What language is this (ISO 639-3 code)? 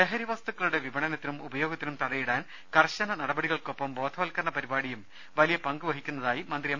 mal